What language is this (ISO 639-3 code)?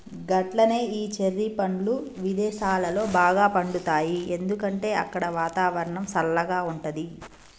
tel